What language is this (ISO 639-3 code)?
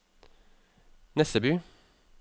nor